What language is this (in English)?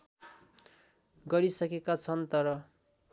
Nepali